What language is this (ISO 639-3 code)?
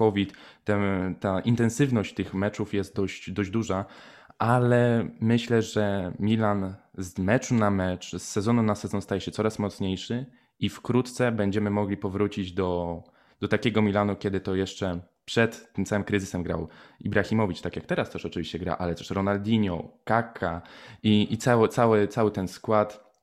pol